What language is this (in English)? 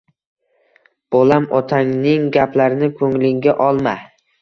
Uzbek